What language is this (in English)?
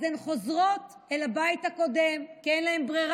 Hebrew